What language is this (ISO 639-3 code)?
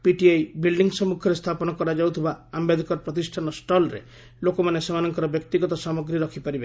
ori